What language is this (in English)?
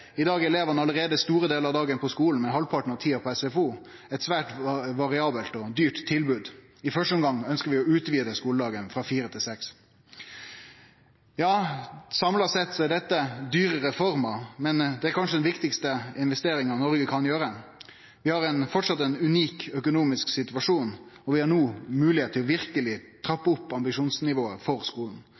Norwegian Nynorsk